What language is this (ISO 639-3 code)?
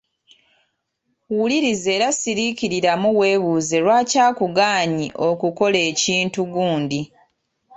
lug